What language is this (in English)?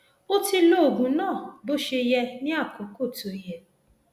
Yoruba